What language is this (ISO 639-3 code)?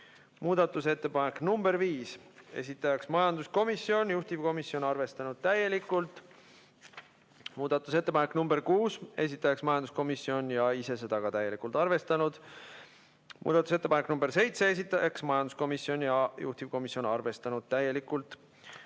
est